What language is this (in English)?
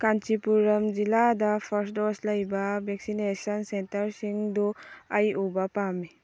Manipuri